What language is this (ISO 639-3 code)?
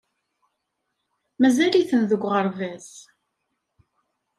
kab